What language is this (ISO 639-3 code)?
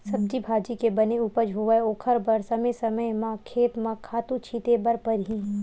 hne